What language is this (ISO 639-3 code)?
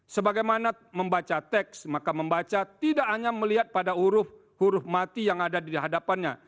ind